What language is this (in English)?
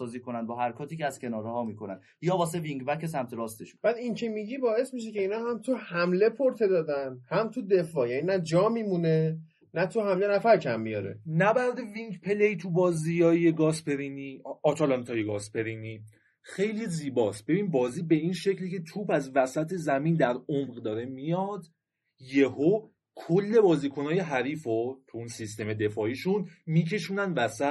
Persian